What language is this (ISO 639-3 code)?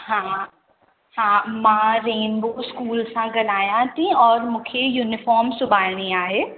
snd